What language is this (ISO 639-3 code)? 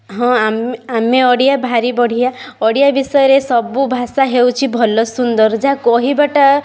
ori